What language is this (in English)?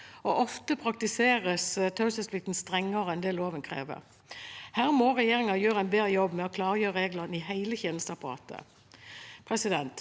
Norwegian